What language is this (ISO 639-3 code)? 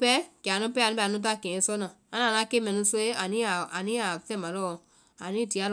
vai